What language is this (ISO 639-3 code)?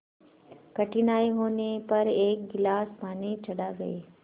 hin